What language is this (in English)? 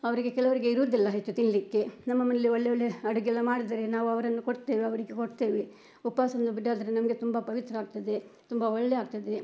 Kannada